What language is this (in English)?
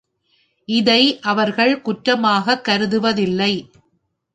Tamil